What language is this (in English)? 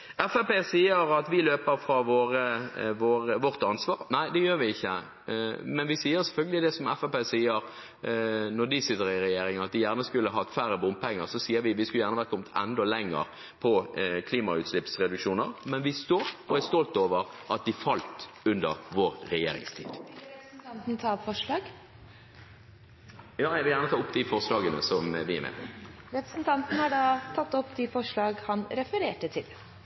Norwegian